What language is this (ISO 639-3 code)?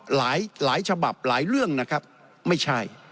tha